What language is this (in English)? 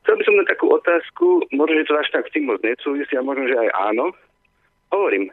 Slovak